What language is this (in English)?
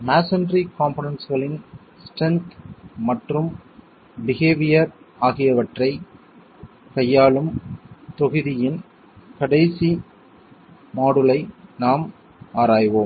Tamil